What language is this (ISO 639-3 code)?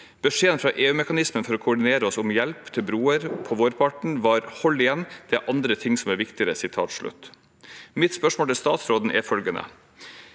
nor